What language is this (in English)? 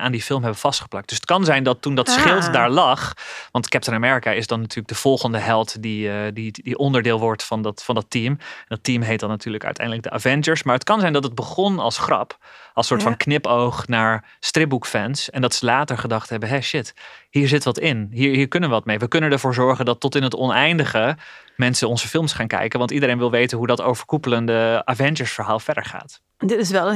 Dutch